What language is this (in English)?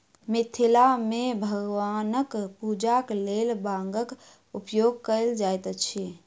Maithili